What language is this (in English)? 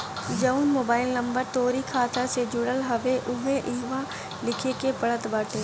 Bhojpuri